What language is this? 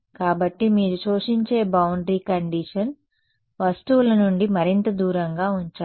Telugu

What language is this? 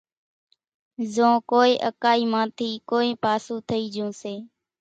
Kachi Koli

